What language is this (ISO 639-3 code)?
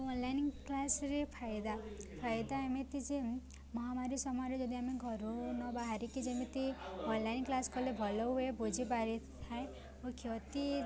ori